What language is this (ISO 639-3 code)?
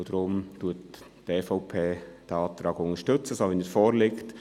gsw